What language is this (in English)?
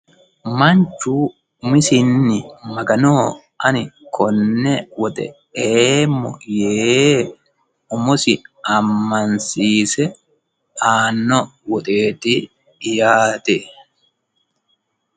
Sidamo